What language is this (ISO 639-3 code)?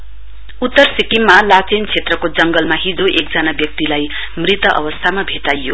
nep